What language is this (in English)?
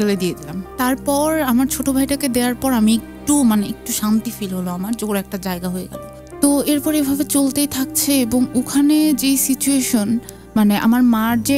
Bangla